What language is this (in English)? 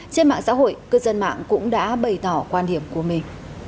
Vietnamese